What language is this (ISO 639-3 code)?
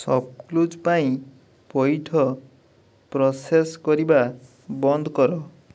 ori